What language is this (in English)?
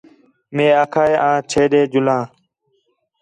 Khetrani